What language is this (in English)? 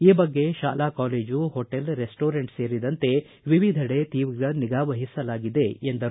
Kannada